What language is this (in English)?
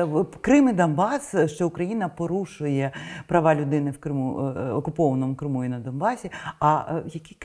Ukrainian